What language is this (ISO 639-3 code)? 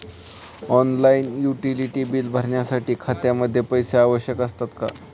mar